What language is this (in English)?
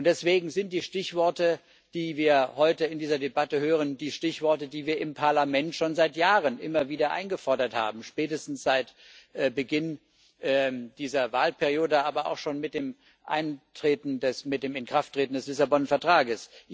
German